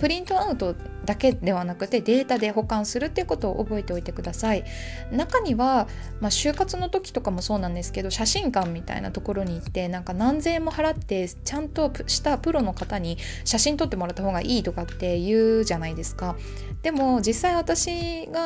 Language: Japanese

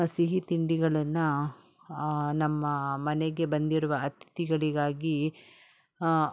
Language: Kannada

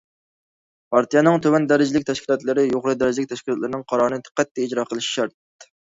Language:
Uyghur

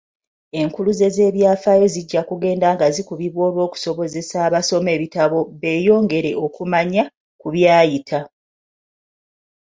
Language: Ganda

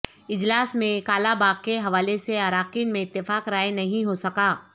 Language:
Urdu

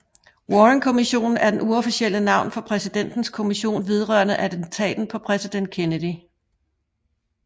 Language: Danish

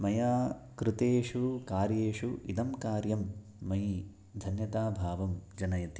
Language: Sanskrit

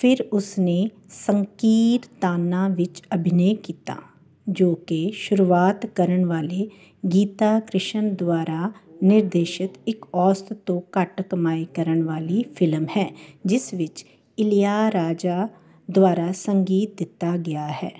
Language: Punjabi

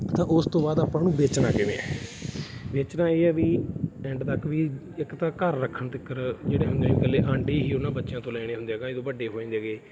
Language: Punjabi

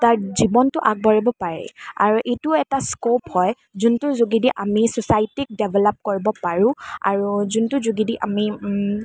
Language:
Assamese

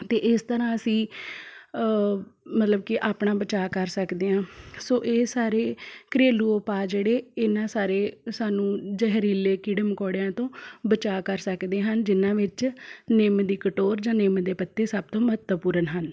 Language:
Punjabi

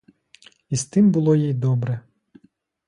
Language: Ukrainian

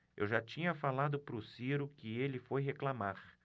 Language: Portuguese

